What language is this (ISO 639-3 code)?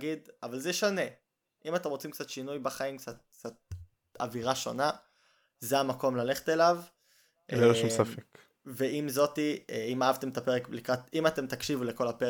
heb